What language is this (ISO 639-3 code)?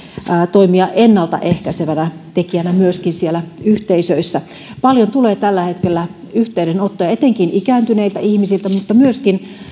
fin